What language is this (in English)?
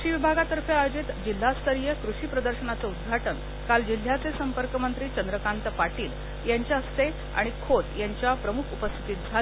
Marathi